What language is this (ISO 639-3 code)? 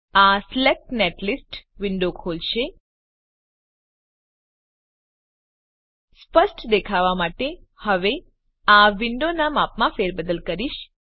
guj